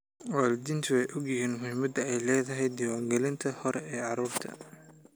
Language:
Somali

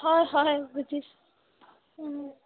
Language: Assamese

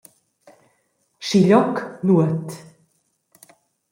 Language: Romansh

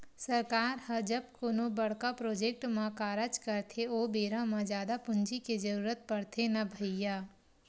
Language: Chhattisgarhi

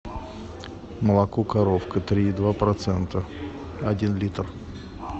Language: Russian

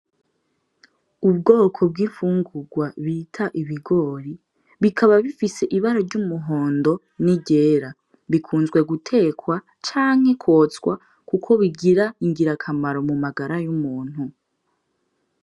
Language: Rundi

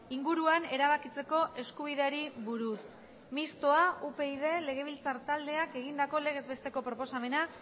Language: Basque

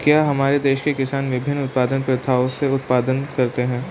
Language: Hindi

